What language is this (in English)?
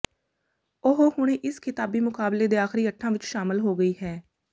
Punjabi